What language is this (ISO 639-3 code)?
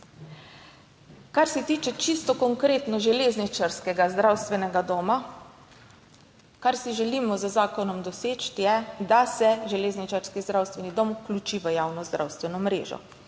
slv